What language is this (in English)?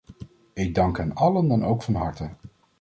Dutch